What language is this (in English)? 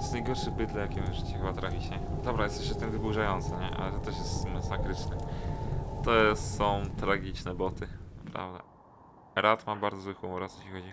Polish